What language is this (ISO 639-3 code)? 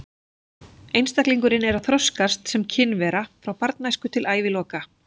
isl